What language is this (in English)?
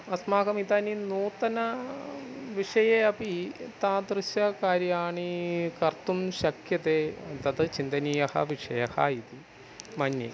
Sanskrit